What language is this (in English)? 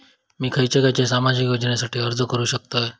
Marathi